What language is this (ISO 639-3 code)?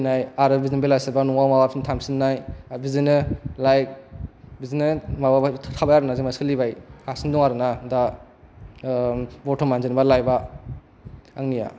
brx